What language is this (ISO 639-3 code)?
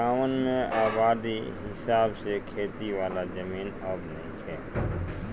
bho